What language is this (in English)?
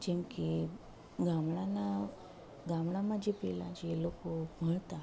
Gujarati